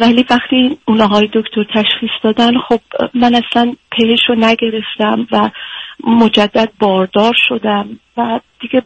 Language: Persian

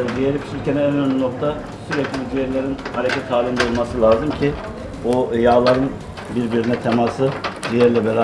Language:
Turkish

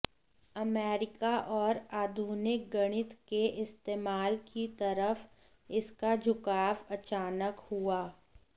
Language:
Hindi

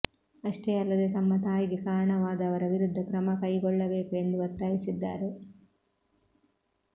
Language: Kannada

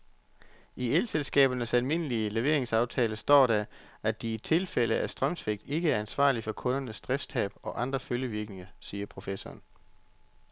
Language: Danish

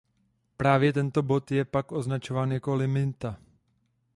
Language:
Czech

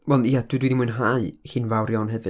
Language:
Welsh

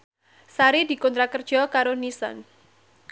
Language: Javanese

